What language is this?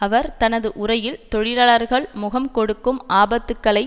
Tamil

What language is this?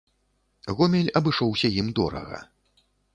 Belarusian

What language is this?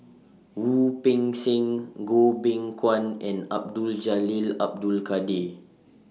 English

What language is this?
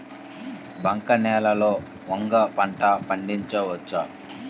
Telugu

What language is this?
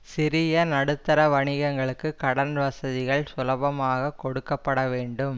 Tamil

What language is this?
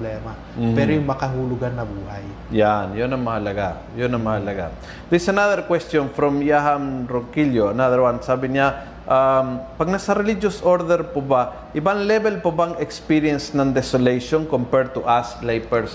Filipino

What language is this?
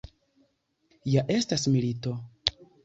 Esperanto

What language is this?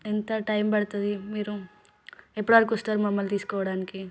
Telugu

